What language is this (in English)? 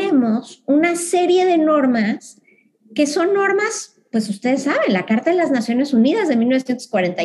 Spanish